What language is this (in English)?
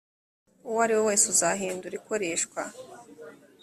Kinyarwanda